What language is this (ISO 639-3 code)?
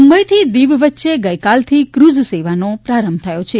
guj